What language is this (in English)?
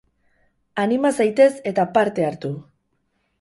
Basque